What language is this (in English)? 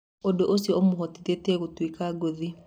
Kikuyu